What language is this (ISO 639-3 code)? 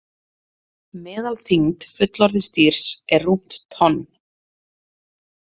isl